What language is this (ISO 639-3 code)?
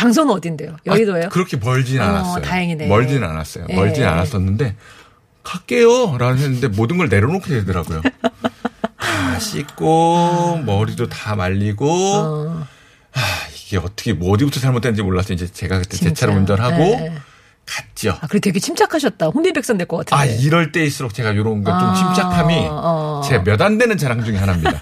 kor